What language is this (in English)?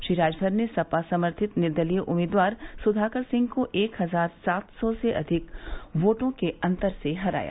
Hindi